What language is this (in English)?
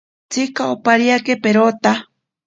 Ashéninka Perené